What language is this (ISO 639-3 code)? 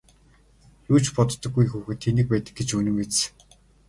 mon